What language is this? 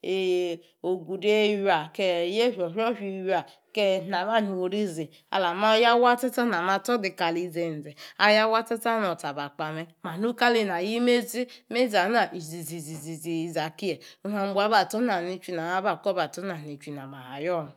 Yace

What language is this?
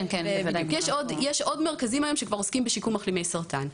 Hebrew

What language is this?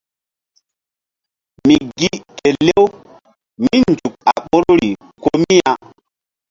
Mbum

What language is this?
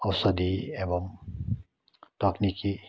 Nepali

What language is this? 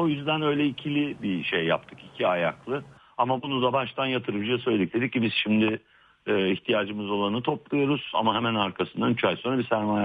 Turkish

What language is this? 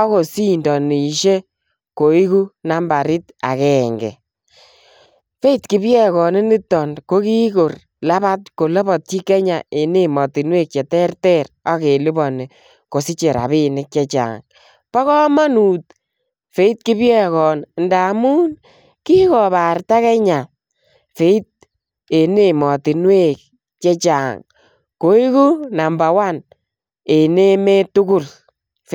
Kalenjin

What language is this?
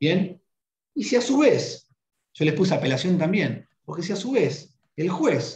Spanish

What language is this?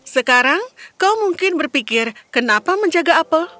Indonesian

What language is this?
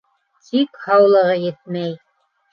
Bashkir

